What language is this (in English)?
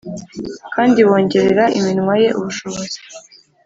Kinyarwanda